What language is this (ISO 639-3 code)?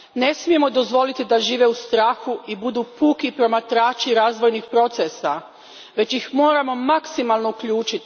hrv